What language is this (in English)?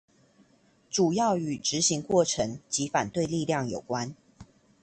Chinese